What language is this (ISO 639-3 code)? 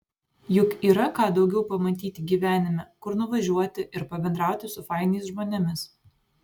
lit